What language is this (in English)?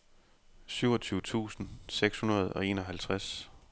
Danish